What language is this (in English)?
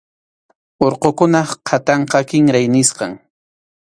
Arequipa-La Unión Quechua